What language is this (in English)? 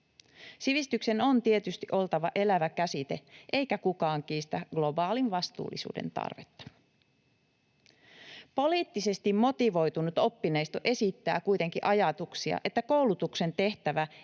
Finnish